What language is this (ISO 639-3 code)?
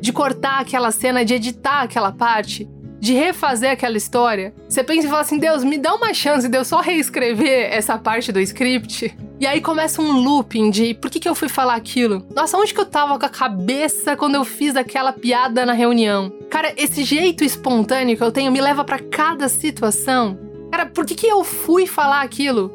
por